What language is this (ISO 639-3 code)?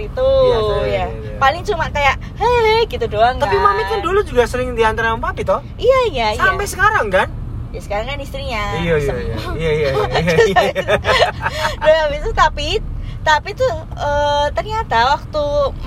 ind